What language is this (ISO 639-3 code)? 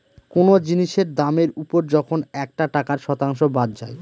ben